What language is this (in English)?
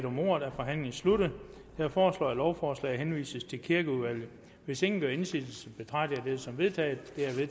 Danish